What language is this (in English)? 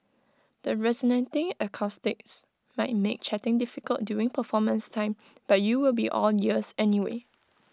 English